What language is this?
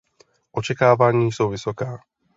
Czech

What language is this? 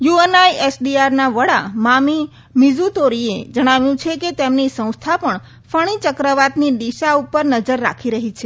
Gujarati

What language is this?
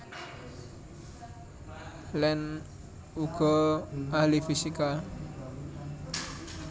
Javanese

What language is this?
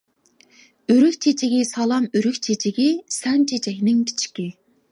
Uyghur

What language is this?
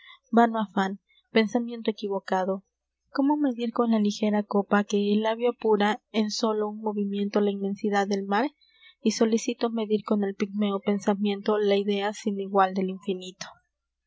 Spanish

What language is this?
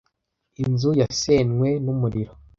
Kinyarwanda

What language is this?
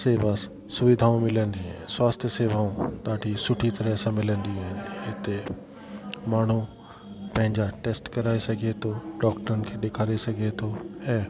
Sindhi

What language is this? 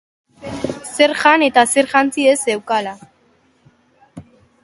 Basque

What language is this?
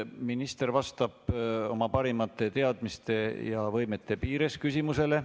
Estonian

